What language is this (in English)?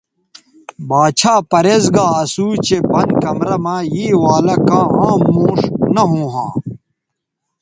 Bateri